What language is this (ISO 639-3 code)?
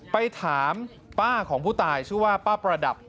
tha